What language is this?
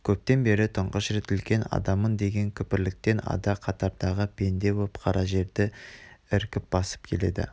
Kazakh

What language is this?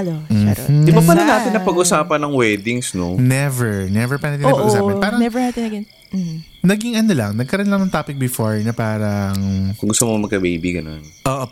Filipino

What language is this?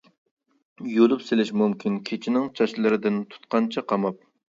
Uyghur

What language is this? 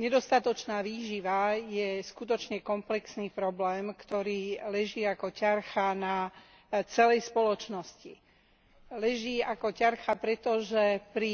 Slovak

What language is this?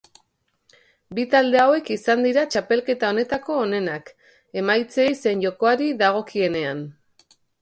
Basque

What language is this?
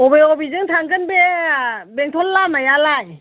Bodo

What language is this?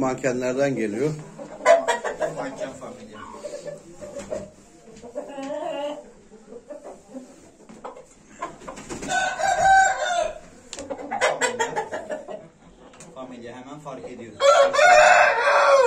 Turkish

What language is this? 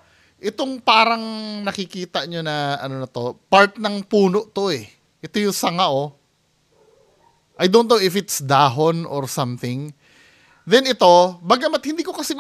Filipino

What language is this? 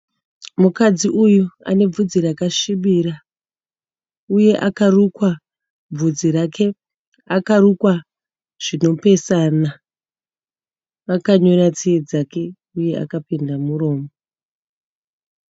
Shona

